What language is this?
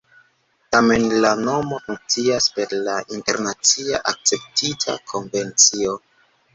Esperanto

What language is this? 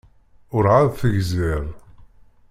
Kabyle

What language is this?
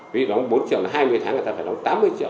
Vietnamese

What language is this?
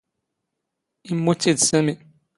Standard Moroccan Tamazight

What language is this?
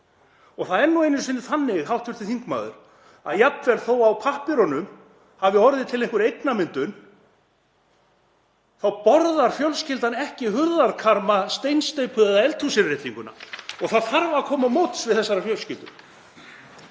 Icelandic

